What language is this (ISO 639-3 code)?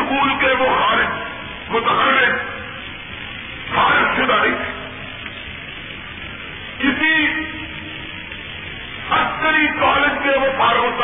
urd